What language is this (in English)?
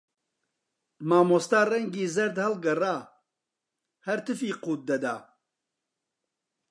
Central Kurdish